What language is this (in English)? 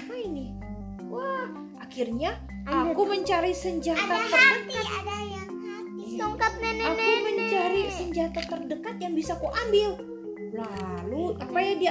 Indonesian